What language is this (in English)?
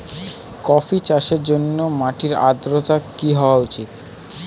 Bangla